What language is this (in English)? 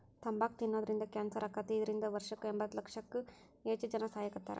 Kannada